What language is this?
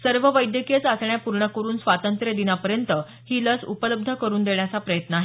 Marathi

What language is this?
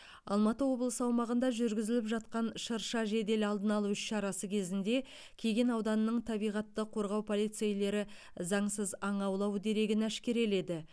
Kazakh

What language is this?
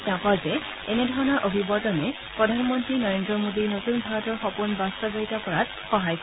Assamese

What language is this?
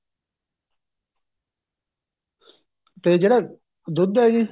Punjabi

